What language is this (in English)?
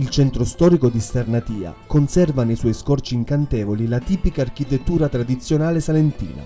Italian